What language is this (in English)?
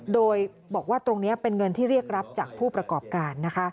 Thai